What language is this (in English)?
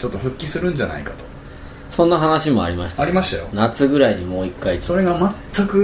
Japanese